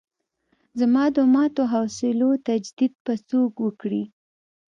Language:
Pashto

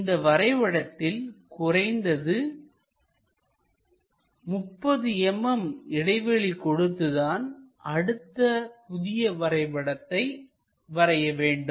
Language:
Tamil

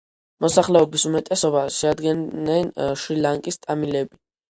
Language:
Georgian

